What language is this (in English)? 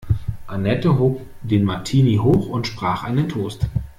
German